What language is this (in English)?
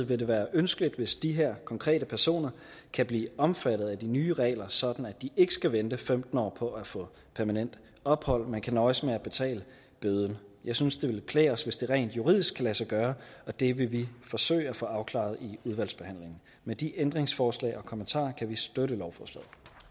Danish